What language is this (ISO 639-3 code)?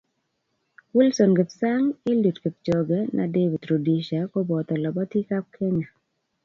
kln